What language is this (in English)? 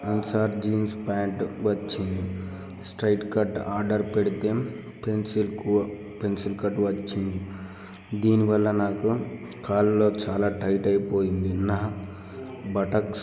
Telugu